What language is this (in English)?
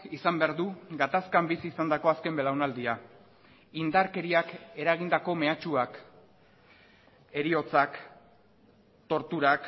Basque